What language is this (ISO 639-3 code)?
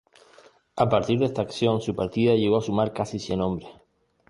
spa